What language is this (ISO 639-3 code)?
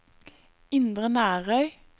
nor